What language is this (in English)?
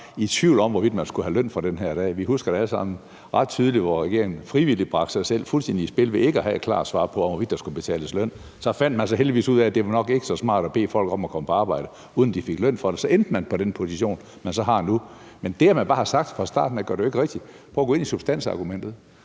Danish